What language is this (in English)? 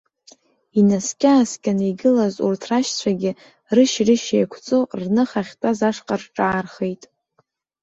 Abkhazian